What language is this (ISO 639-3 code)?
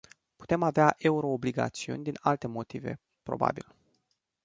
ron